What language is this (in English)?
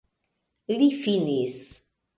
Esperanto